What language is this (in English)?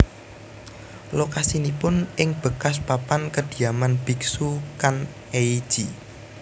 Javanese